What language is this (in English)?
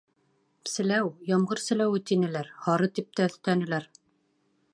Bashkir